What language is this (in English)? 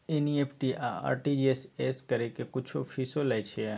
Maithili